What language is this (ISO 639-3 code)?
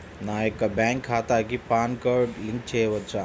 tel